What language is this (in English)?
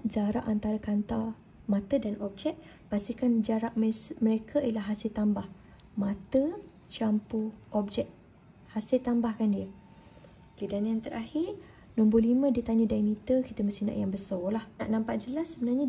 Malay